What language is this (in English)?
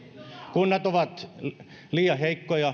Finnish